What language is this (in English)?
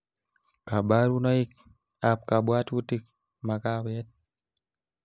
Kalenjin